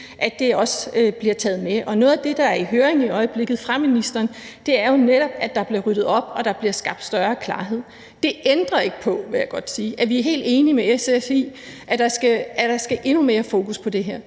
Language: Danish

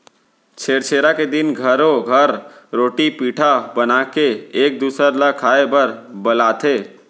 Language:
Chhattisgarhi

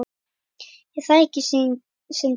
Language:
Icelandic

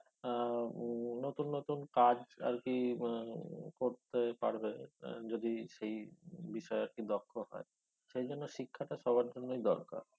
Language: Bangla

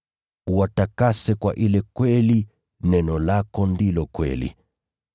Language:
Swahili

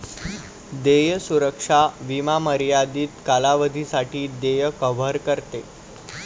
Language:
Marathi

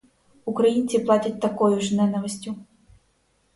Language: Ukrainian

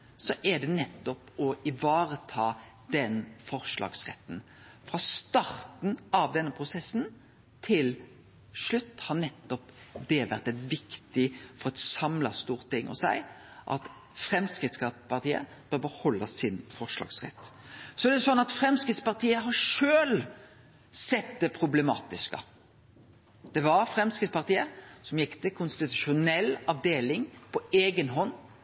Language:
Norwegian Nynorsk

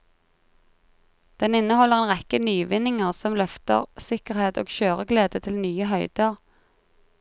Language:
Norwegian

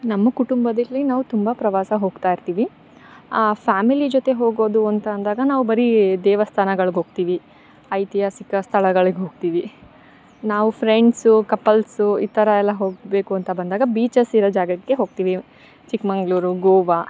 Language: Kannada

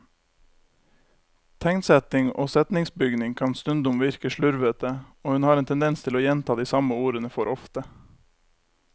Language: Norwegian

